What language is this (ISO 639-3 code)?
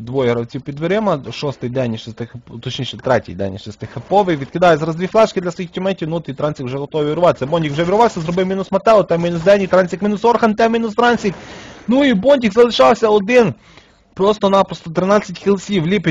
ukr